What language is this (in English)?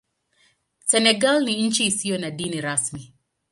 Swahili